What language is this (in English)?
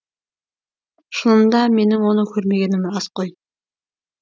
Kazakh